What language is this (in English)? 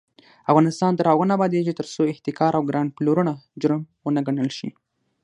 Pashto